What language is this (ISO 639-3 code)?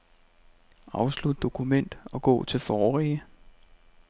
dan